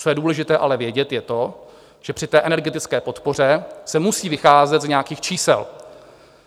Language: Czech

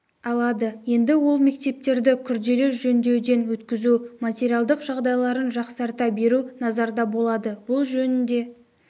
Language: Kazakh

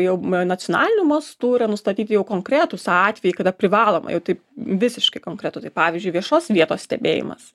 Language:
Lithuanian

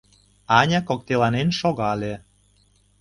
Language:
Mari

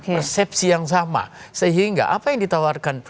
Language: Indonesian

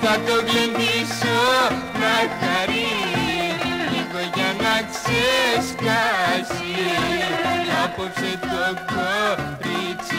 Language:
Greek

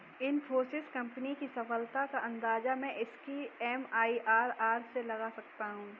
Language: Hindi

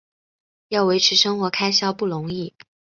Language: Chinese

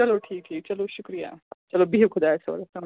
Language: Kashmiri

